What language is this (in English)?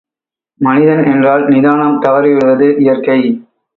Tamil